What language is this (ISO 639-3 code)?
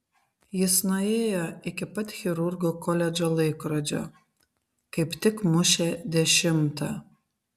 lit